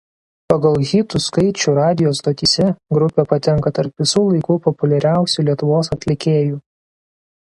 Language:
Lithuanian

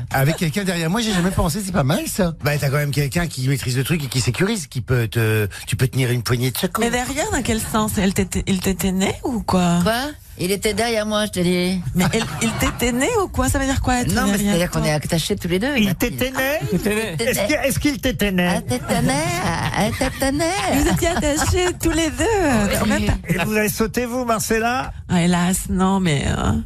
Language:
French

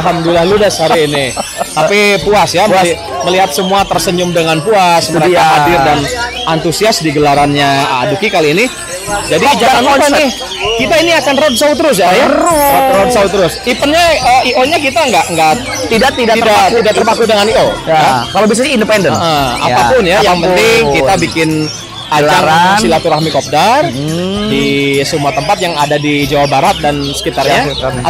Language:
Indonesian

